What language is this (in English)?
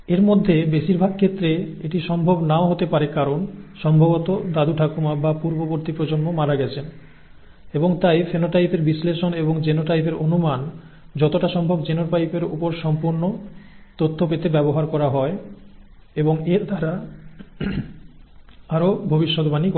Bangla